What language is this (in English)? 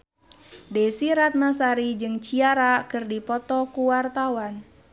Sundanese